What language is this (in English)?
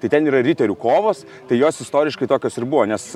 Lithuanian